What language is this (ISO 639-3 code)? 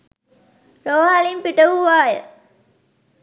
sin